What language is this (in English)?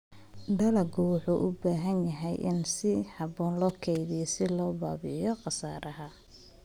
Somali